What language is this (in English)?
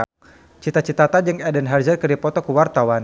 Sundanese